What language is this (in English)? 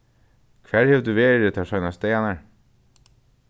Faroese